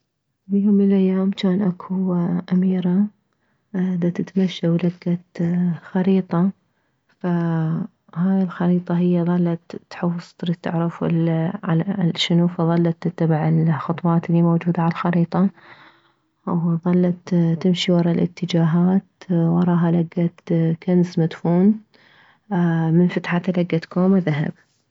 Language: Mesopotamian Arabic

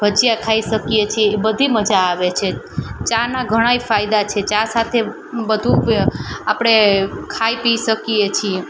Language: Gujarati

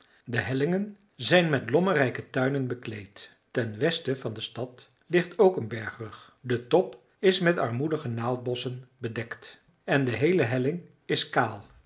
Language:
Dutch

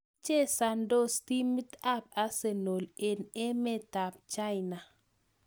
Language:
Kalenjin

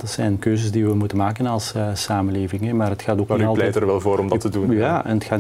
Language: Dutch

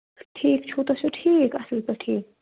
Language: Kashmiri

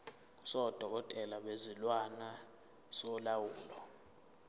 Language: Zulu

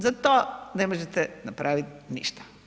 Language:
Croatian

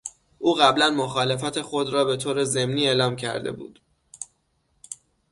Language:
Persian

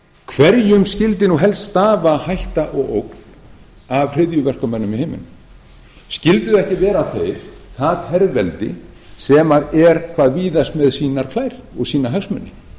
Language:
Icelandic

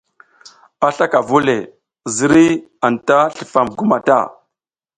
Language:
South Giziga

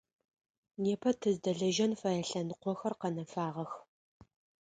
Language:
Adyghe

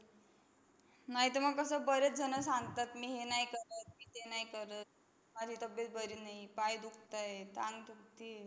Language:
Marathi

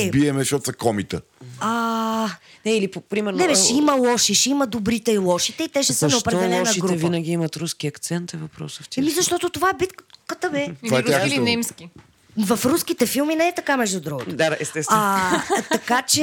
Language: Bulgarian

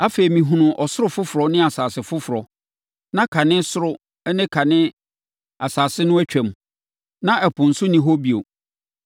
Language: Akan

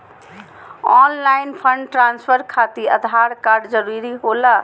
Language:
Magahi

